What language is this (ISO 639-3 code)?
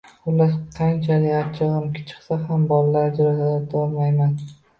uzb